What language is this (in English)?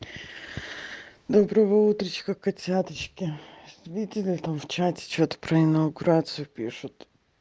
Russian